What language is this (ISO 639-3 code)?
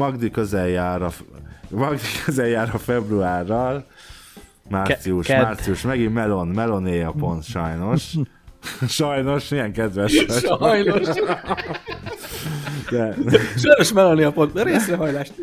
hun